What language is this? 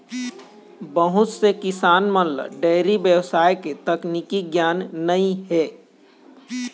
Chhattisgarhi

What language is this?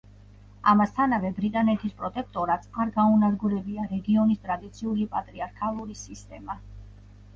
Georgian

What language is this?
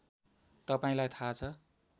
Nepali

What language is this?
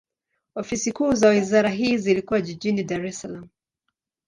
Swahili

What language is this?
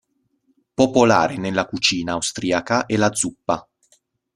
Italian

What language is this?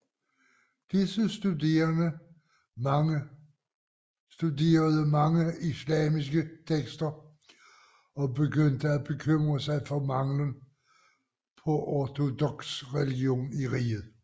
Danish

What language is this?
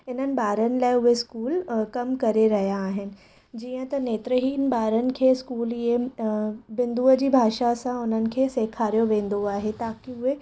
Sindhi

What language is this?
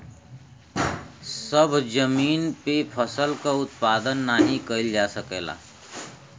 Bhojpuri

